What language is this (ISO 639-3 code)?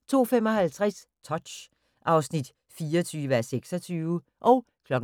dan